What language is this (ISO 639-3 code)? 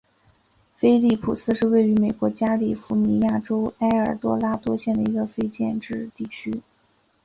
zho